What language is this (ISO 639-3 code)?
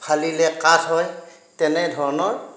asm